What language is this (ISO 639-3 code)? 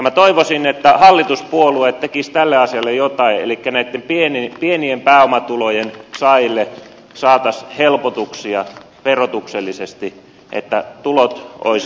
fin